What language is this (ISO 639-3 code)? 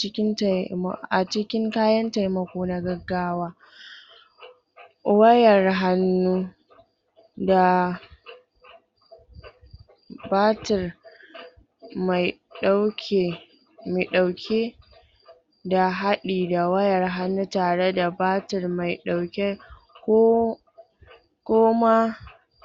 hau